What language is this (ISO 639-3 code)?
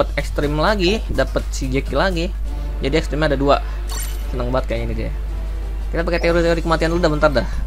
ind